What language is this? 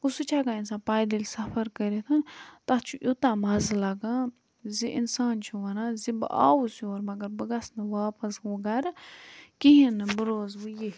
Kashmiri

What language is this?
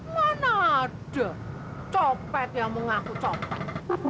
Indonesian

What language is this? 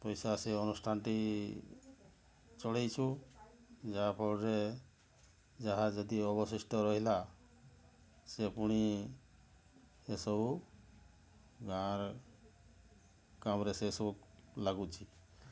Odia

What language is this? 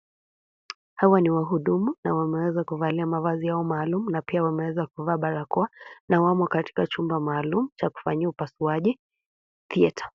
Swahili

